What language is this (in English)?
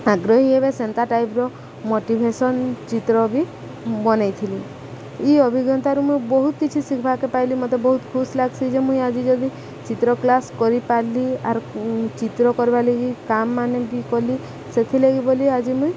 Odia